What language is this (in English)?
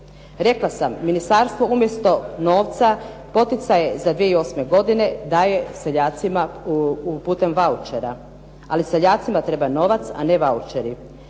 Croatian